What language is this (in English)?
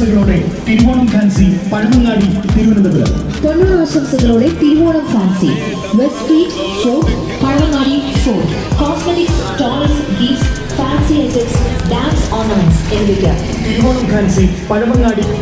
Hindi